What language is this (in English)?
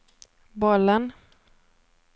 Swedish